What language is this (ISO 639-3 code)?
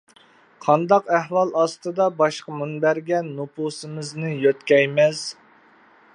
uig